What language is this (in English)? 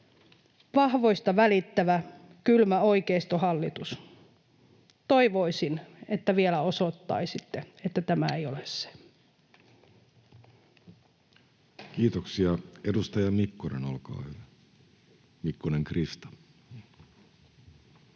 Finnish